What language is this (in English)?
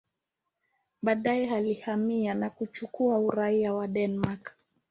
Swahili